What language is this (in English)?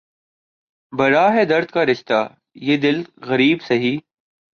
Urdu